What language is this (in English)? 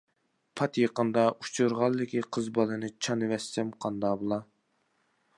Uyghur